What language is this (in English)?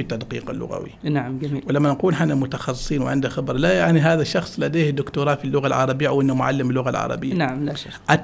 Arabic